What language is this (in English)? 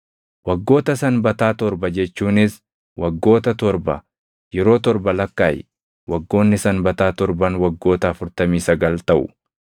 Oromo